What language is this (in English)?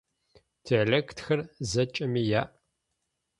Adyghe